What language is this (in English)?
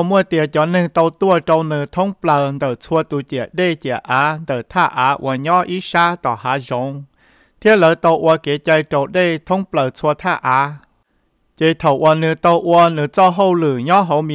Thai